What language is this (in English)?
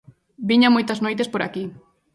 Galician